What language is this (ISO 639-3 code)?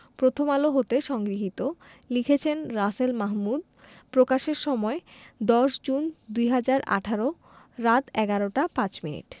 ben